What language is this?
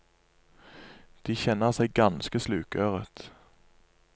Norwegian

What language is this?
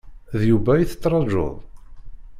Kabyle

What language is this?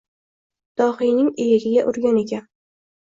Uzbek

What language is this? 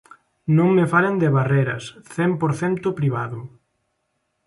Galician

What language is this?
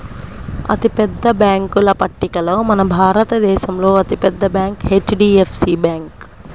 Telugu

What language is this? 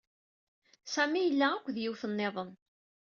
Kabyle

